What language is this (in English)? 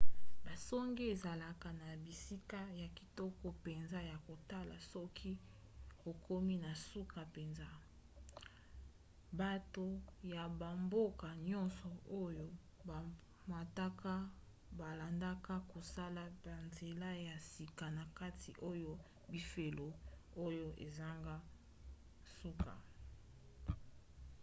Lingala